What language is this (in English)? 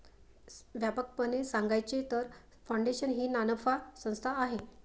Marathi